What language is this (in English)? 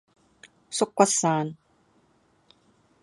Cantonese